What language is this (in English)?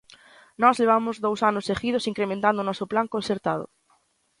Galician